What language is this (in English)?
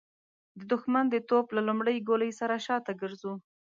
Pashto